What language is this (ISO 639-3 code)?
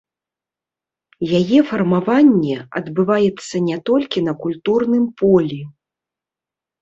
bel